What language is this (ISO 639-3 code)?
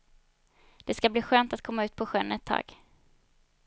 swe